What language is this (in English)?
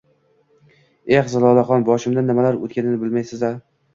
Uzbek